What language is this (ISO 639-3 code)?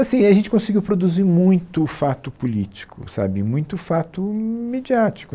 por